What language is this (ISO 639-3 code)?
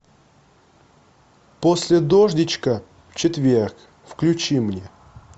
rus